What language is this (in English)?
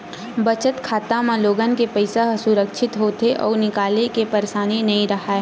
Chhattisgarhi